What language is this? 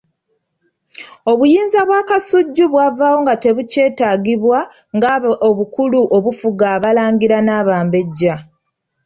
Ganda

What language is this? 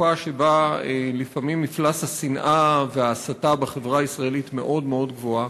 Hebrew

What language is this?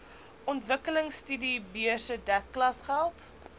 Afrikaans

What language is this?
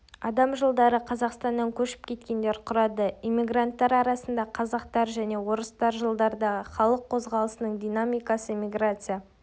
Kazakh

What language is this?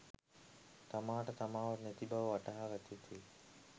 Sinhala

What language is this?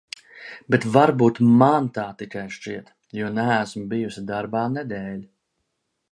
Latvian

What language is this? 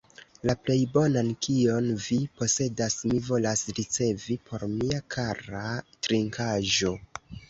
Esperanto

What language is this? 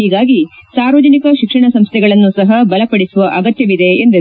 Kannada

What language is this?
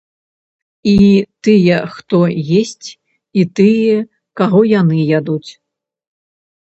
Belarusian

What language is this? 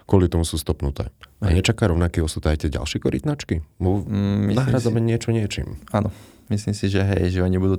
Slovak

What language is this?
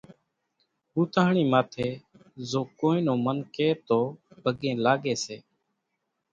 Kachi Koli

